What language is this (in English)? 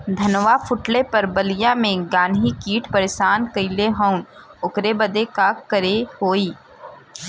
Bhojpuri